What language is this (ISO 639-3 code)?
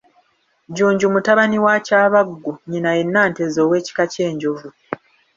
lug